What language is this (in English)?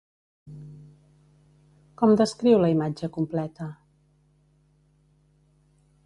Catalan